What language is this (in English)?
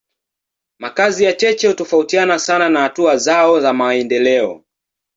Swahili